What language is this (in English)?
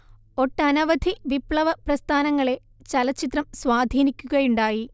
Malayalam